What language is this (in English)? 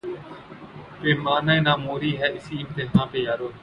Urdu